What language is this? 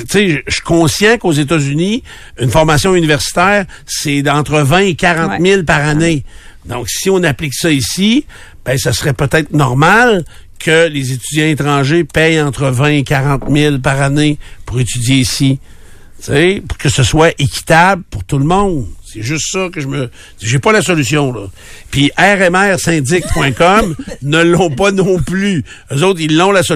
French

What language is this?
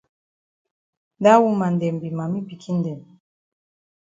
Cameroon Pidgin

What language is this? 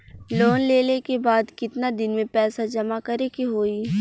Bhojpuri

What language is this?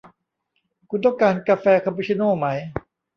Thai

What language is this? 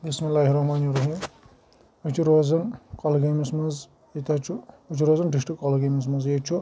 Kashmiri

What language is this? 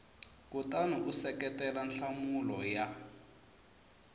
Tsonga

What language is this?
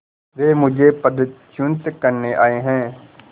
Hindi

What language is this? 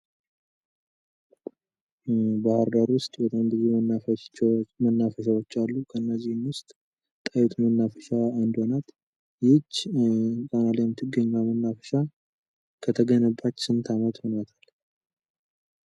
Amharic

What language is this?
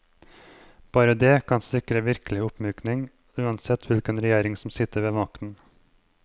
Norwegian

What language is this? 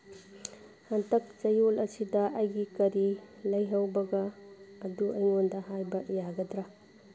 Manipuri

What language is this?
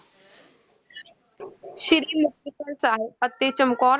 Punjabi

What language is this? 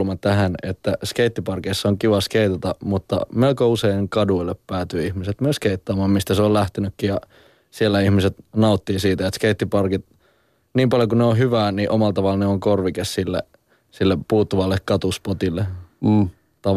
Finnish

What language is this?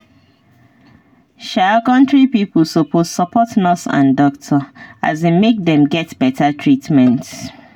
Nigerian Pidgin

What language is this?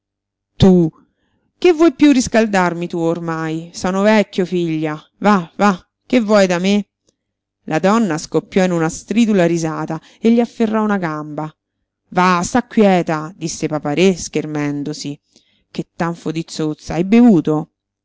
Italian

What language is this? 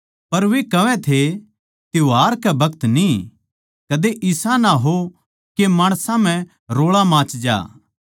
Haryanvi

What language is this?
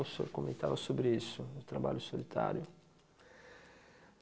Portuguese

